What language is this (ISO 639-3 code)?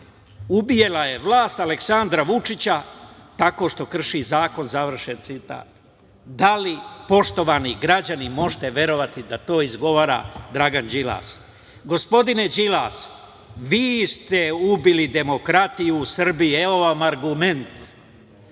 srp